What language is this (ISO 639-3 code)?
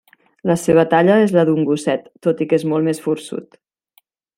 cat